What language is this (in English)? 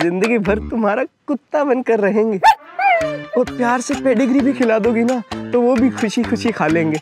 Hindi